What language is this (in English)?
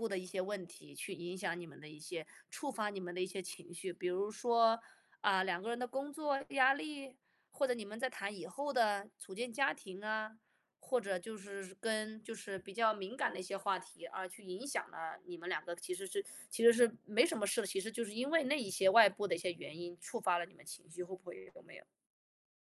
Chinese